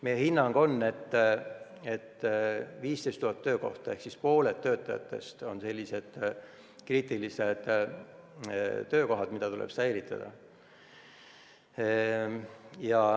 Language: Estonian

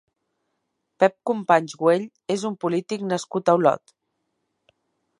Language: Catalan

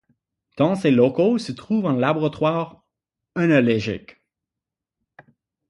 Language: French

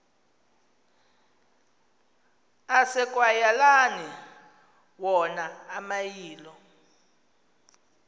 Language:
Xhosa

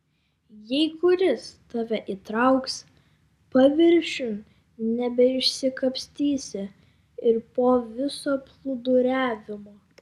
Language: Lithuanian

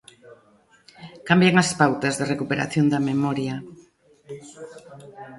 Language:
Galician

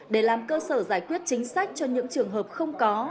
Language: Vietnamese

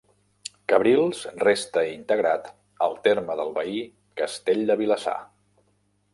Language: Catalan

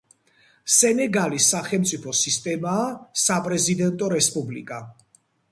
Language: Georgian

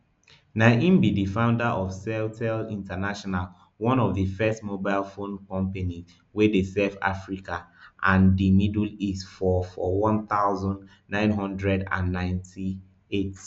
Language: Nigerian Pidgin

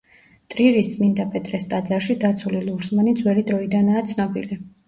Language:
Georgian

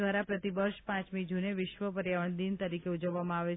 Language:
Gujarati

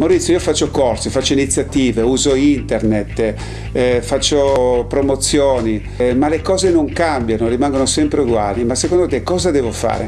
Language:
Italian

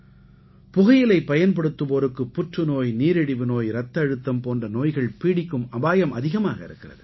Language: Tamil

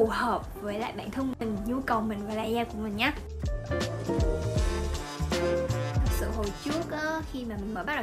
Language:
Vietnamese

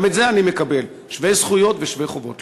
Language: Hebrew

